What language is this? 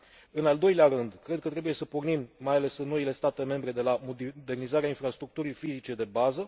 Romanian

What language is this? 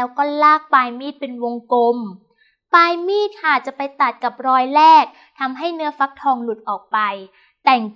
Thai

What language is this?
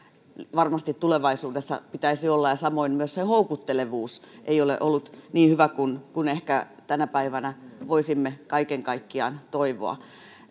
Finnish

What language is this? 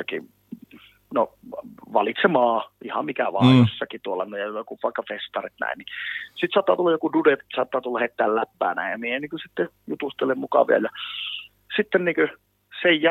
Finnish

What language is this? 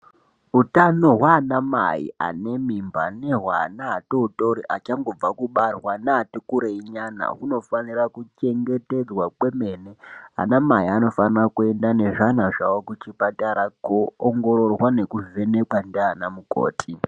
Ndau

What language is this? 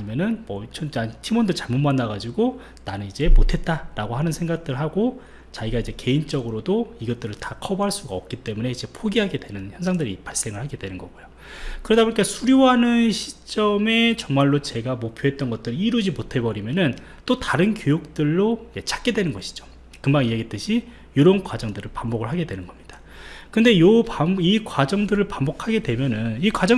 Korean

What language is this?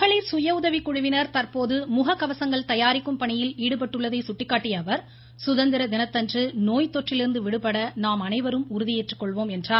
Tamil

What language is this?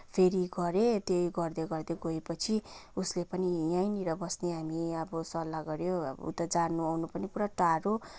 Nepali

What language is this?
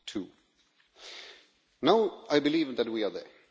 English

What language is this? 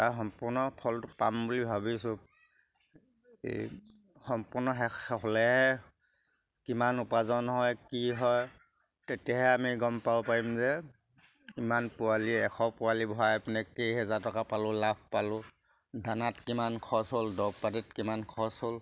Assamese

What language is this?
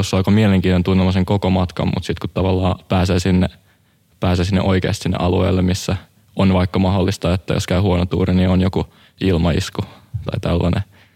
Finnish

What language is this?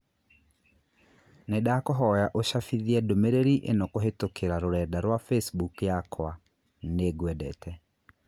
Kikuyu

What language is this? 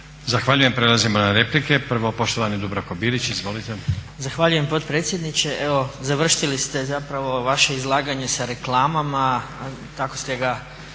Croatian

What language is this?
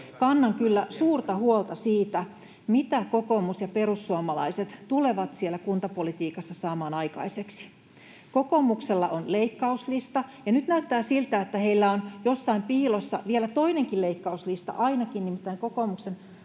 Finnish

